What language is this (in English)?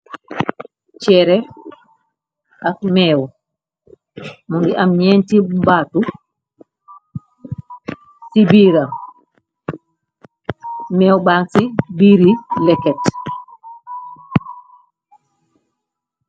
Wolof